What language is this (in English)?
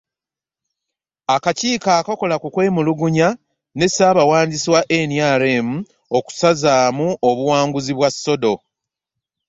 Ganda